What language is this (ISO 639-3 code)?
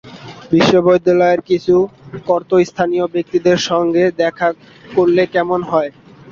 ben